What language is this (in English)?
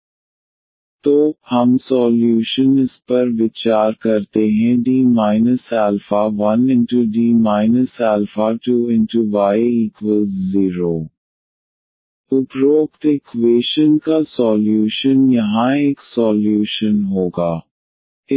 Hindi